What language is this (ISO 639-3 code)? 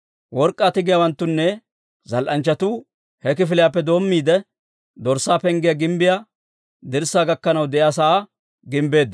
dwr